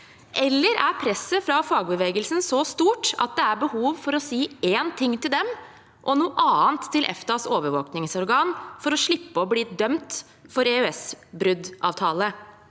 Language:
Norwegian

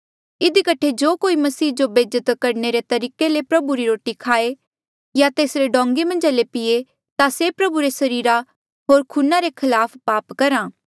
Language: Mandeali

